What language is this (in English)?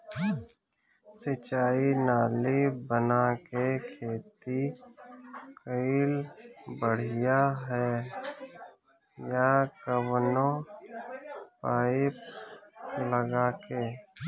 Bhojpuri